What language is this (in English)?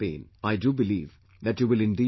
English